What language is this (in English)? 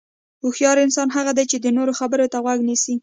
Pashto